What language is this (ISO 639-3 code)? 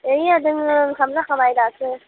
brx